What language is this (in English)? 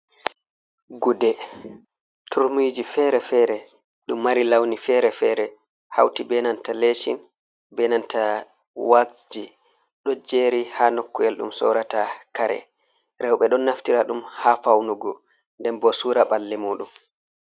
Fula